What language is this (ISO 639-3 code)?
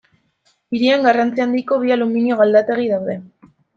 eus